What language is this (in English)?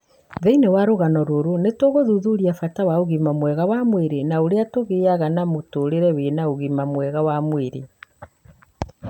Kikuyu